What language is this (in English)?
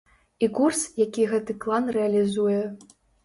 Belarusian